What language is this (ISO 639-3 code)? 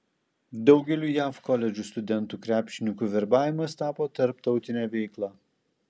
lit